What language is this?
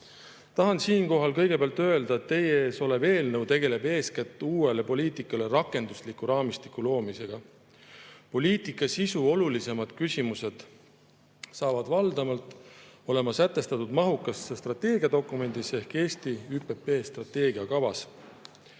Estonian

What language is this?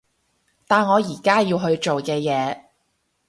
Cantonese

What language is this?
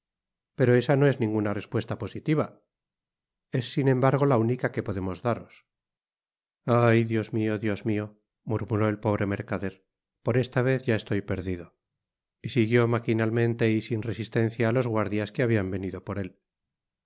Spanish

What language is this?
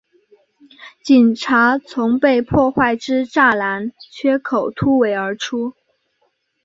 Chinese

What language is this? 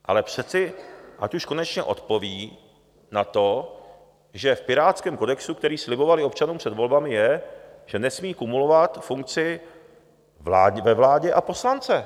Czech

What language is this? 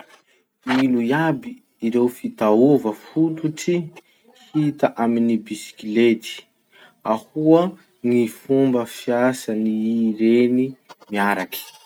Masikoro Malagasy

